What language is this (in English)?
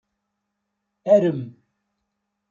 Kabyle